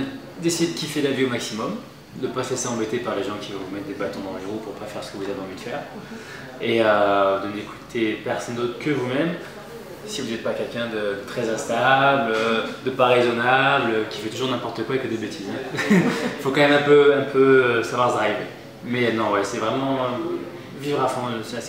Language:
French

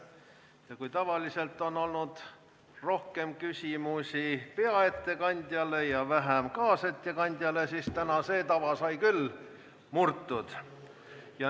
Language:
Estonian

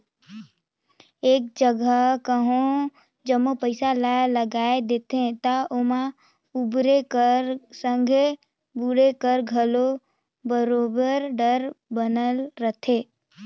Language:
Chhattisgarhi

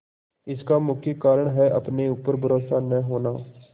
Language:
Hindi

